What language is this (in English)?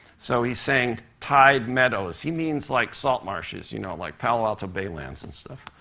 English